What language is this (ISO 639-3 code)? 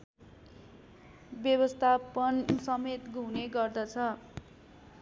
nep